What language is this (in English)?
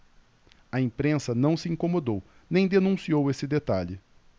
Portuguese